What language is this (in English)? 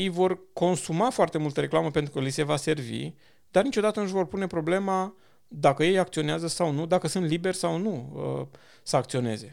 Romanian